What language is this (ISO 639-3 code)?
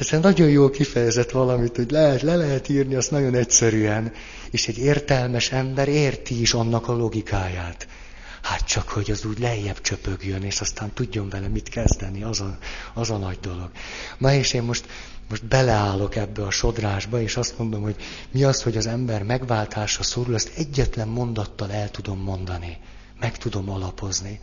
hun